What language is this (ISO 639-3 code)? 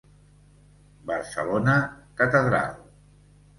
cat